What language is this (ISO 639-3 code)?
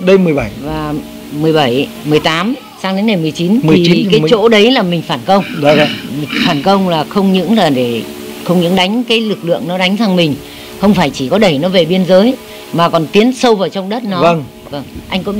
vie